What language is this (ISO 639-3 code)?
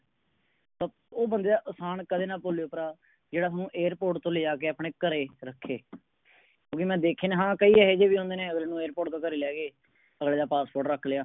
pan